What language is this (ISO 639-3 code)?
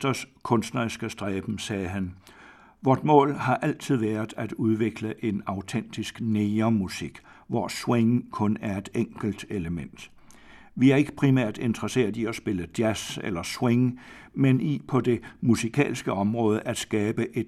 dan